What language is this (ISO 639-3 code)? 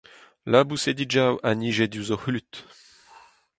bre